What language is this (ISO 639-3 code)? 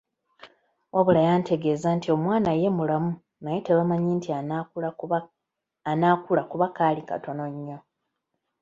lug